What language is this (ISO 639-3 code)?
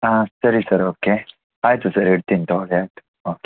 kan